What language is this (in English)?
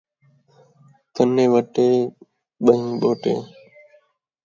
Saraiki